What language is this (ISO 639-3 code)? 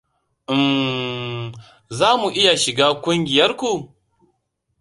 hau